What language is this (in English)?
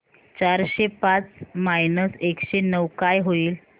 Marathi